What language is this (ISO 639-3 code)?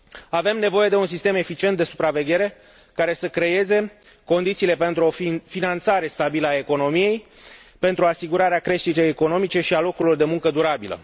ron